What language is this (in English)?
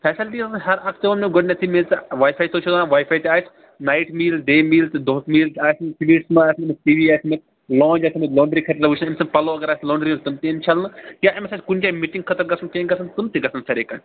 Kashmiri